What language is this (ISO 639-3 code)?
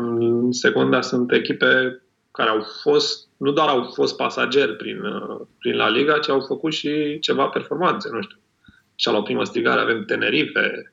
ron